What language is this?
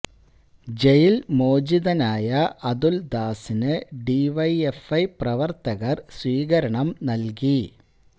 Malayalam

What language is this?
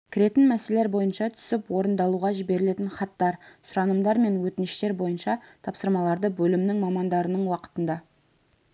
Kazakh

